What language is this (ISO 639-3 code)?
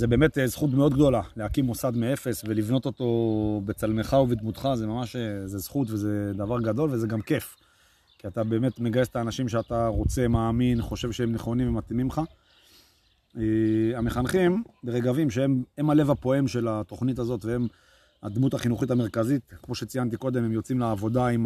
heb